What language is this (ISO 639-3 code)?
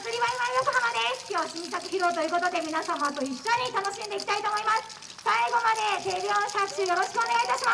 jpn